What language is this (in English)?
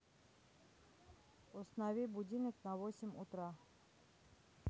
Russian